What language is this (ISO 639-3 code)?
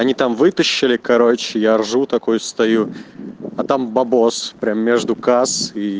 rus